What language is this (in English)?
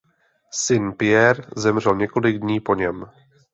Czech